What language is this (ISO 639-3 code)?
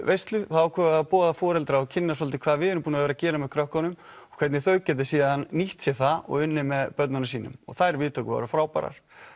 isl